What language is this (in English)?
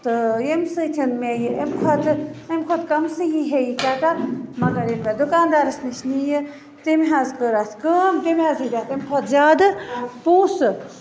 Kashmiri